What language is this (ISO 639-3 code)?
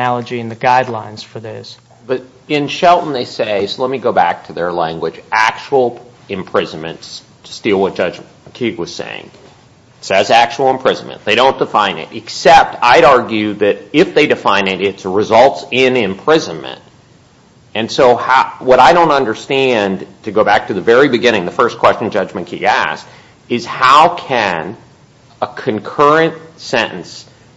eng